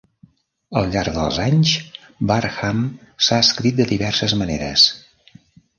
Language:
Catalan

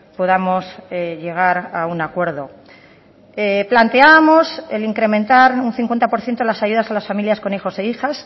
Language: Spanish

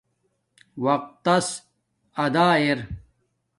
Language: Domaaki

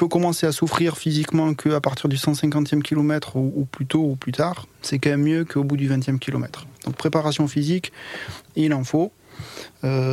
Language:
French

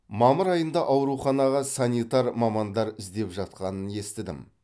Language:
Kazakh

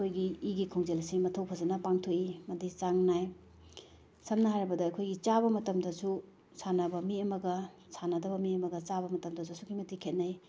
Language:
Manipuri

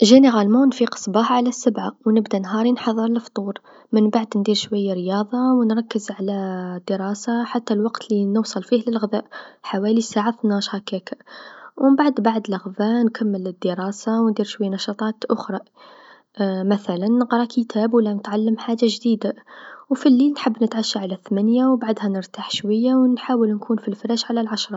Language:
Tunisian Arabic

